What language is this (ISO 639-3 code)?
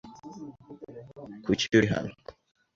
kin